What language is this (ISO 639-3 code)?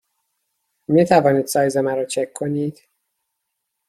fas